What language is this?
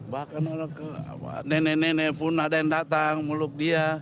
Indonesian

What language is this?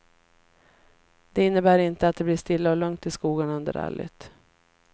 Swedish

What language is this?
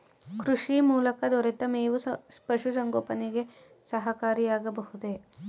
Kannada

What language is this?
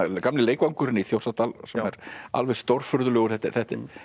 Icelandic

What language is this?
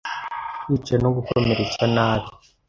Kinyarwanda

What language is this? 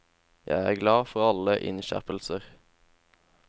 Norwegian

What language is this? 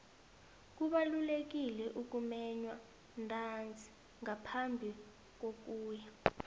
South Ndebele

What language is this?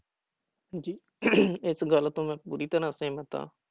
Punjabi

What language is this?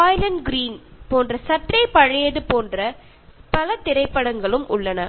Tamil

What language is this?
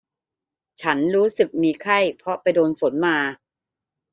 Thai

